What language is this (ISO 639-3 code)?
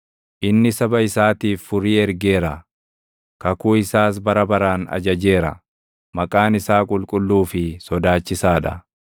orm